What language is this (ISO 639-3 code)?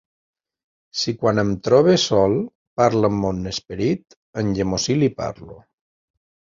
cat